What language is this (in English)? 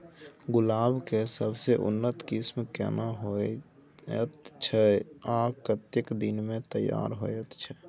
Maithili